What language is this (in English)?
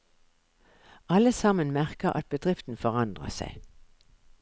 Norwegian